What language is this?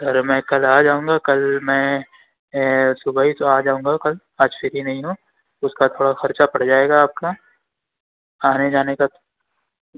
Urdu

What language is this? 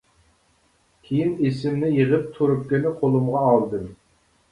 Uyghur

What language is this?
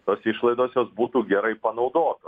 Lithuanian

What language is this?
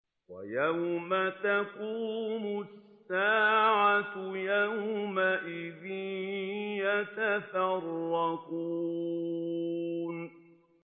Arabic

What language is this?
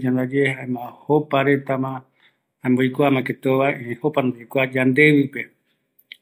Eastern Bolivian Guaraní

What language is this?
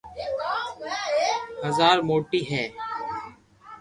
Loarki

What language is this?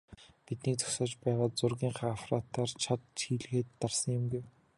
Mongolian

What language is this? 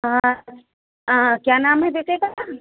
Urdu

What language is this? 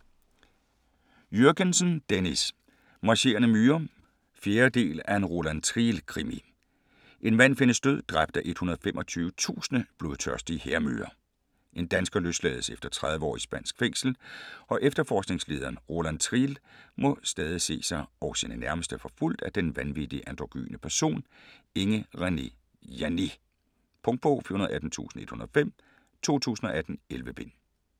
Danish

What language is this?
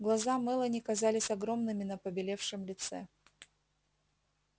Russian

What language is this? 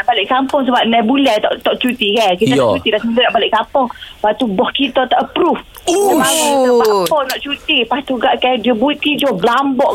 Malay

